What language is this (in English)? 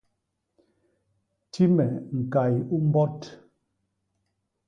Basaa